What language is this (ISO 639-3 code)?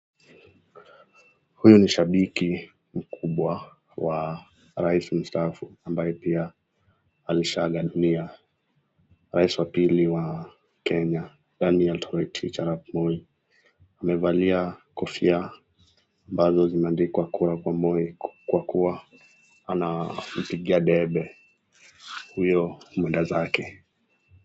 swa